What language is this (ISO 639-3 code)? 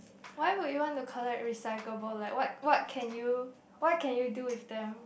eng